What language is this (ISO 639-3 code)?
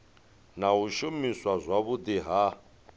ven